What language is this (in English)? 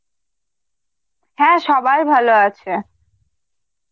Bangla